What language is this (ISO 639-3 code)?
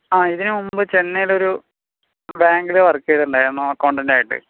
mal